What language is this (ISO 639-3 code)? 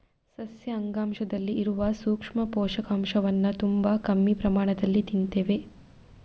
kan